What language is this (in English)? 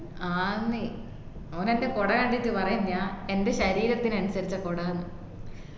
Malayalam